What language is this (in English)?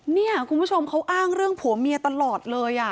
Thai